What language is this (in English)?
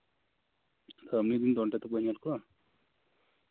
Santali